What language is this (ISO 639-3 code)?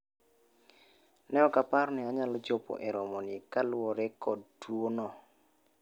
luo